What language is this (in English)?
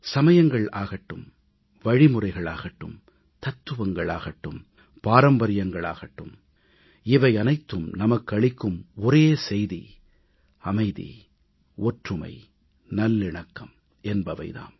Tamil